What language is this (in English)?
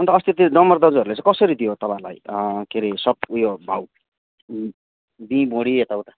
Nepali